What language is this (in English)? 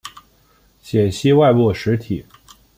Chinese